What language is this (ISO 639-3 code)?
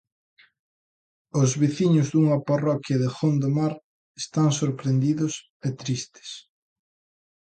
glg